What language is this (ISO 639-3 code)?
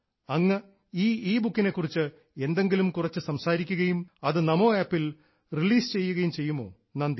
mal